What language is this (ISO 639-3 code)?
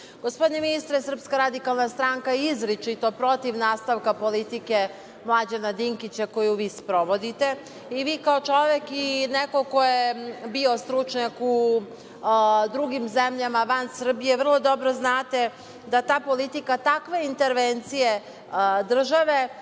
srp